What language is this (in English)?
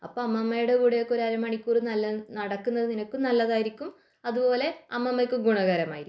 Malayalam